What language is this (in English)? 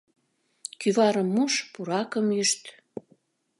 Mari